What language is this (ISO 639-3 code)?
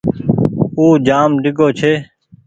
gig